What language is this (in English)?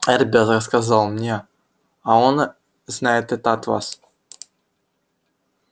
Russian